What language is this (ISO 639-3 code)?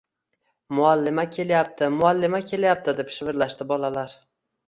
uzb